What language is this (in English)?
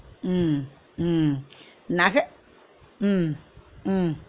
Tamil